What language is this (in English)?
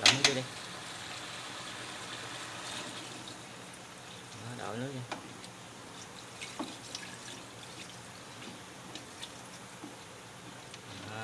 Vietnamese